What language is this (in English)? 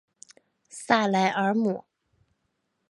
Chinese